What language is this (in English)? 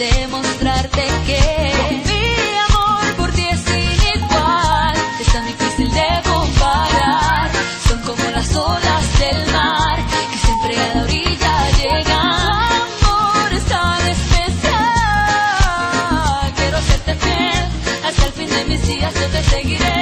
Spanish